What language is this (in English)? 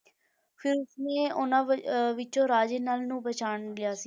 Punjabi